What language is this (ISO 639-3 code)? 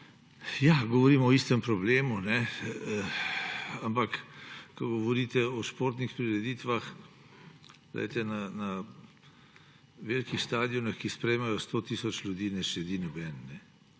slv